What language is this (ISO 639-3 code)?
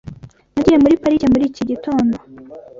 kin